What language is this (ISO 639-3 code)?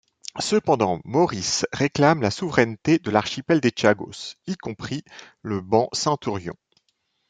fra